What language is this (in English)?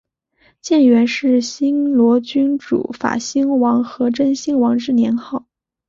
Chinese